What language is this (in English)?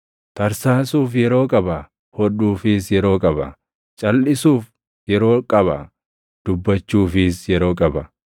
Oromo